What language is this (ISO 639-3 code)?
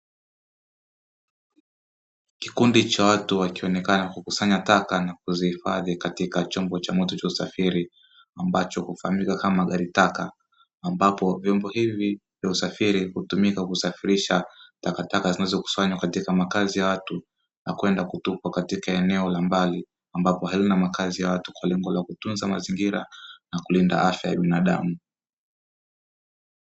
swa